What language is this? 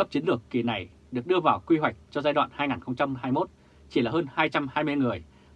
Vietnamese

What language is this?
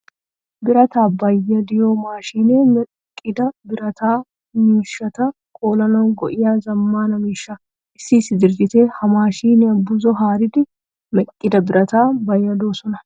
Wolaytta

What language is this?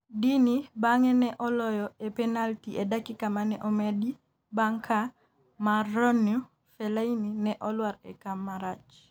Luo (Kenya and Tanzania)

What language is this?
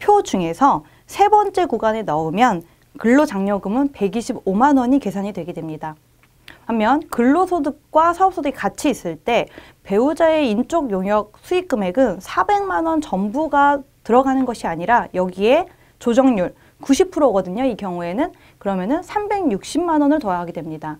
Korean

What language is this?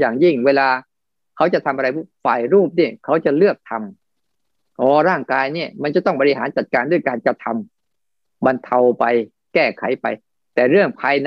Thai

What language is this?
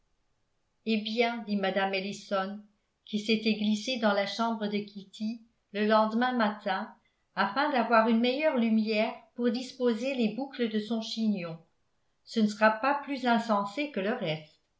French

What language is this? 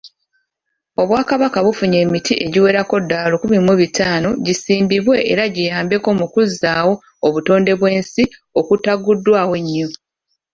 Ganda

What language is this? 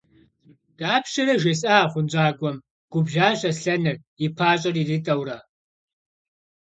Kabardian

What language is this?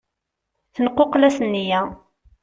Kabyle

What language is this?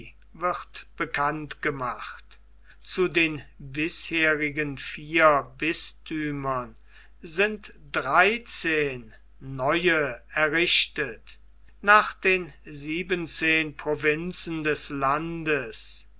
German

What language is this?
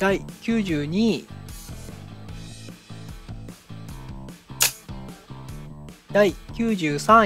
Japanese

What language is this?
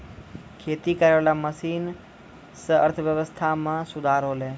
Maithili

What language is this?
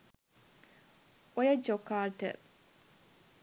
Sinhala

